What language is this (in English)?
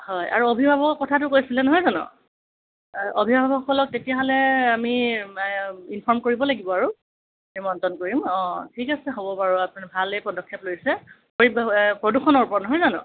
Assamese